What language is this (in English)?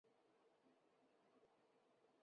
Chinese